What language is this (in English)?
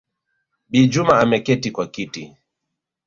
Swahili